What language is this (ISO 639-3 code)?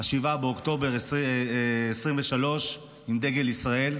heb